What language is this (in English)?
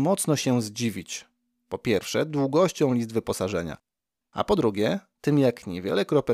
Polish